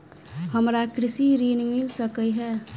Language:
Maithili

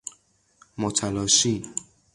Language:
Persian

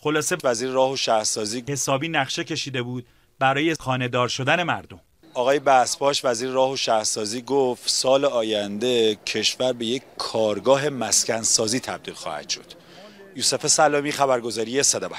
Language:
Persian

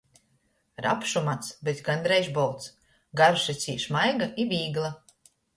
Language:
Latgalian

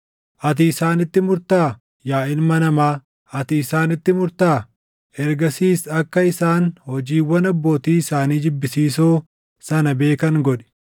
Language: Oromo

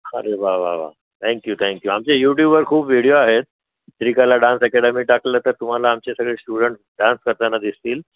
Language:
Marathi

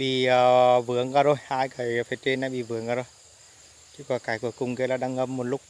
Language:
Vietnamese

